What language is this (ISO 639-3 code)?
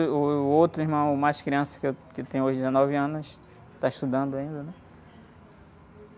por